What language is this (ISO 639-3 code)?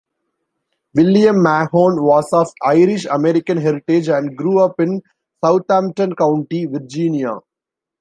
eng